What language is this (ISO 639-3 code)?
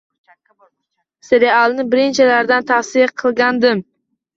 uzb